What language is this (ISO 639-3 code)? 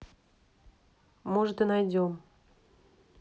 rus